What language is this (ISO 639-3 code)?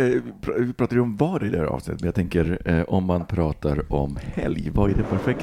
swe